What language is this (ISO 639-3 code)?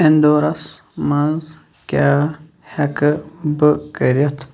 kas